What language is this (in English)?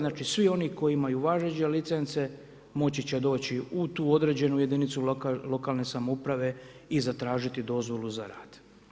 Croatian